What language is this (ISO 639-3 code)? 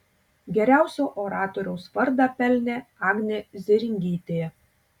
lit